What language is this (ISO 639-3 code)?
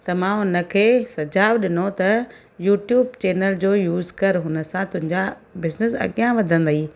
snd